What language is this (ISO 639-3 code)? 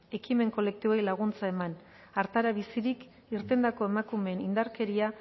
eus